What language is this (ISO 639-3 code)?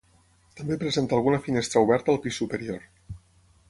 cat